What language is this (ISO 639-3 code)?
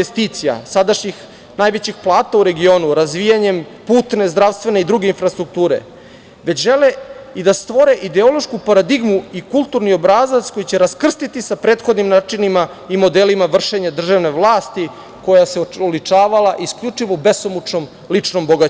srp